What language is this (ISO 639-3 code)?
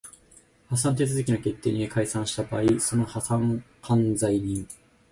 jpn